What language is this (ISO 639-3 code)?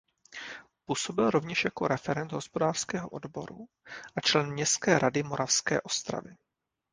ces